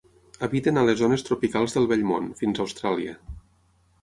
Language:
Catalan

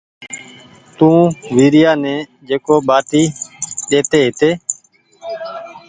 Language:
Goaria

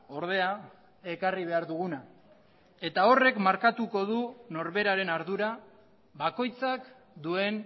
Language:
Basque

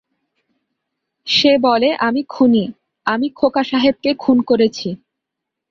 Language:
Bangla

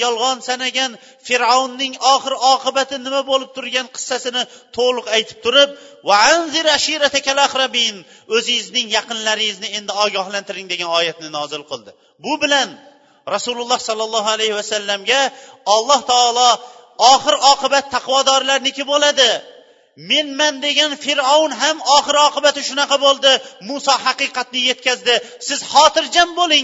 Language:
Bulgarian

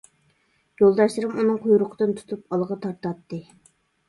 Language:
Uyghur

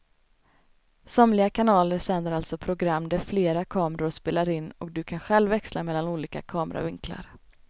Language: Swedish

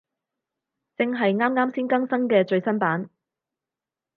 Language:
Cantonese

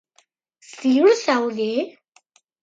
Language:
Basque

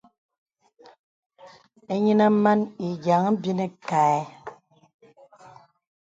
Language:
Bebele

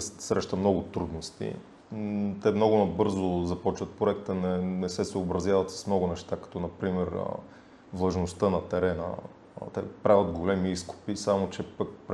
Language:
Bulgarian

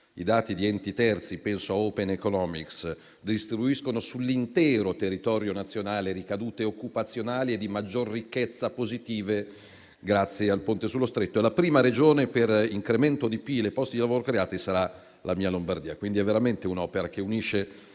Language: Italian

